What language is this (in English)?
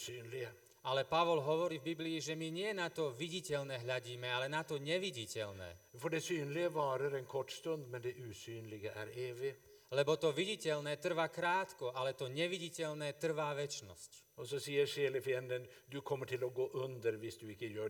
Slovak